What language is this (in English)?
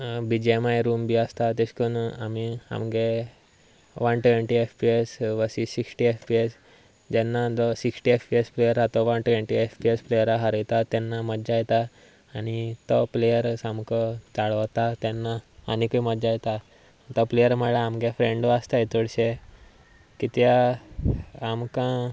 Konkani